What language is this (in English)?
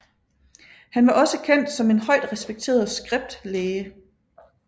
Danish